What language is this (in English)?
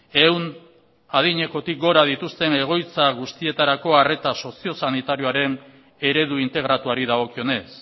Basque